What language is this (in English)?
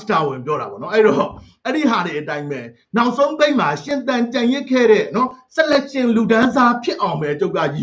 Thai